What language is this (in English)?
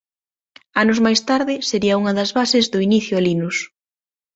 Galician